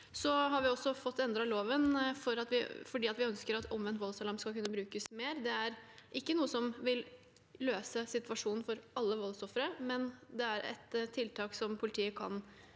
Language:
Norwegian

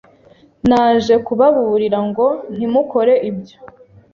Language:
Kinyarwanda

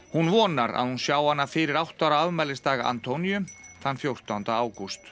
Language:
Icelandic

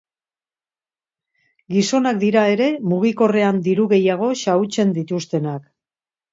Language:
Basque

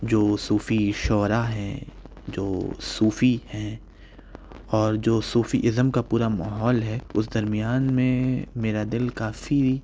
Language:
Urdu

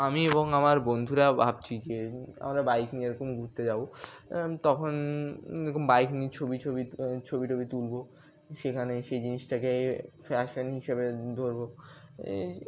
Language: Bangla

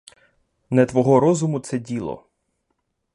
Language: Ukrainian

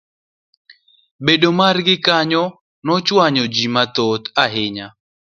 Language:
Luo (Kenya and Tanzania)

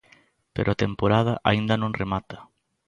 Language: Galician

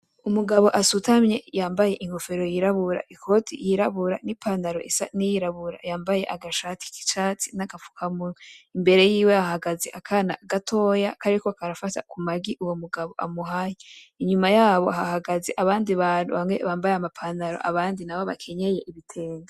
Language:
Rundi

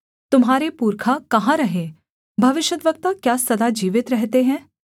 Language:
Hindi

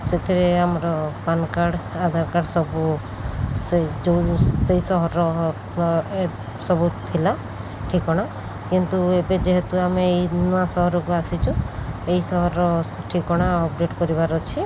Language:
Odia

